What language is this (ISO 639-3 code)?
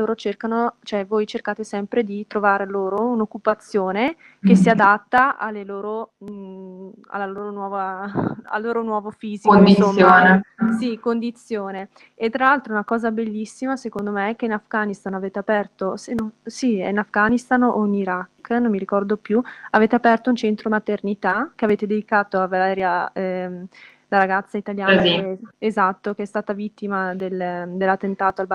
ita